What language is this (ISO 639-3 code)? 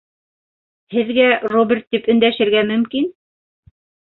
bak